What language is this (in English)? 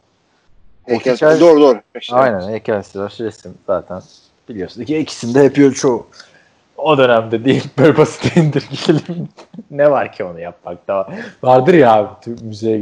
Turkish